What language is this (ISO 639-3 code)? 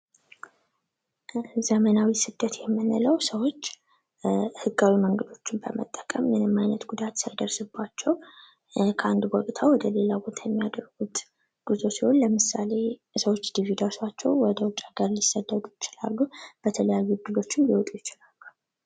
amh